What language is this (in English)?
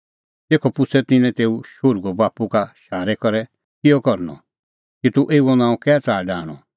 Kullu Pahari